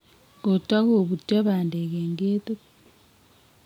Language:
Kalenjin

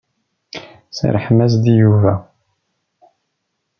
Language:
Kabyle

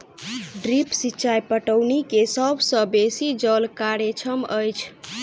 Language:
Maithili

